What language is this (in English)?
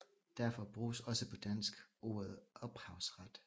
Danish